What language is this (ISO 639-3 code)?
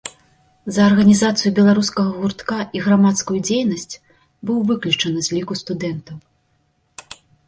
bel